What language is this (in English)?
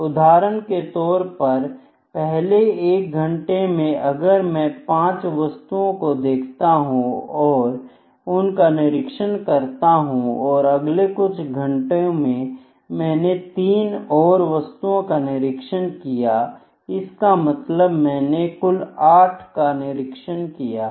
Hindi